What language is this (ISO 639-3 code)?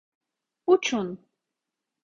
tur